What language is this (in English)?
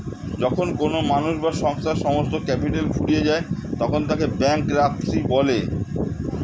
Bangla